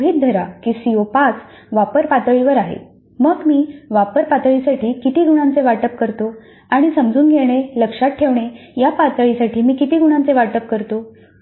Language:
Marathi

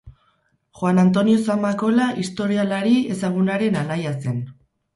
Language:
Basque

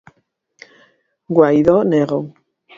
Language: Galician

